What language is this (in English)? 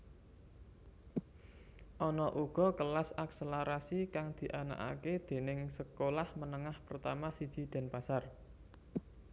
Javanese